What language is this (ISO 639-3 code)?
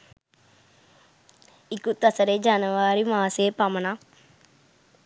sin